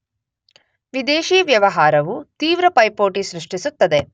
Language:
Kannada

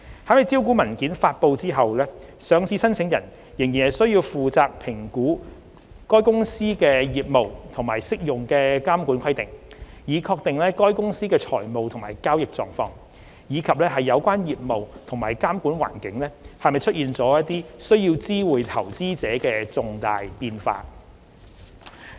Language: Cantonese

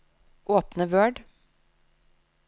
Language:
Norwegian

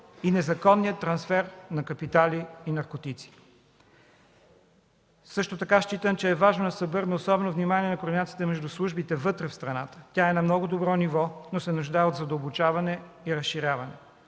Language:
Bulgarian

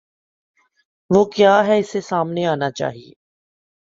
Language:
Urdu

